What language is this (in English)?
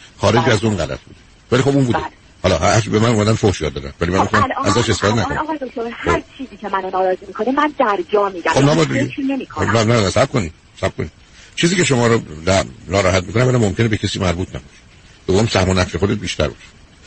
Persian